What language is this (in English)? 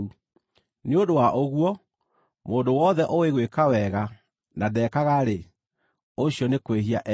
Kikuyu